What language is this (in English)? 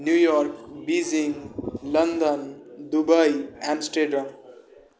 Maithili